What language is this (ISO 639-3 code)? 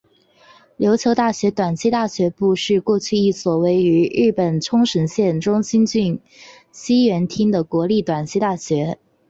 zho